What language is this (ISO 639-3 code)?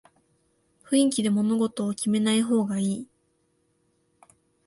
jpn